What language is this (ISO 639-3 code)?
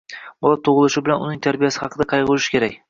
uzb